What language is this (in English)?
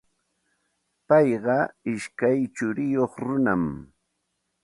Santa Ana de Tusi Pasco Quechua